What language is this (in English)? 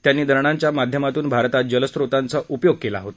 Marathi